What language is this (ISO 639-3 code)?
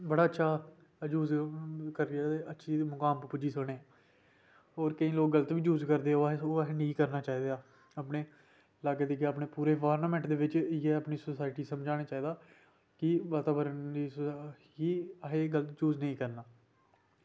doi